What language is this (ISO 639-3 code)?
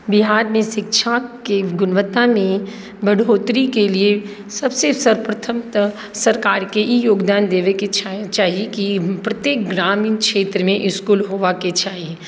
mai